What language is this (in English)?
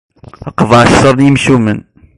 Kabyle